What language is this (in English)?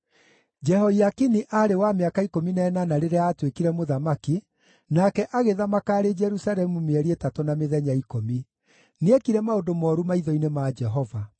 Kikuyu